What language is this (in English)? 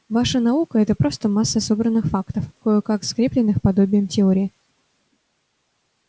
Russian